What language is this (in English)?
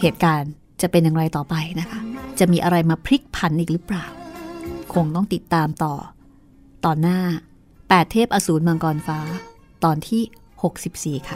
Thai